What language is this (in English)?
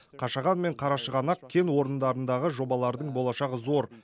Kazakh